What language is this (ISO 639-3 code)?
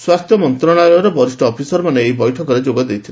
ori